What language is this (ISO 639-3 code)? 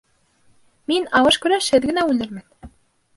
bak